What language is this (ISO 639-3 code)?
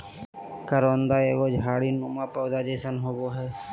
mag